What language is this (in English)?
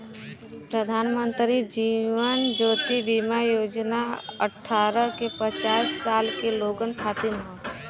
Bhojpuri